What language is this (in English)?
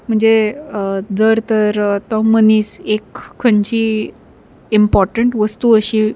Konkani